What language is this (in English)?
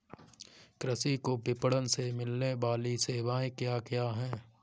Hindi